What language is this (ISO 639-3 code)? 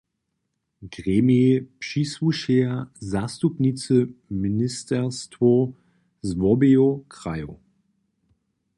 hsb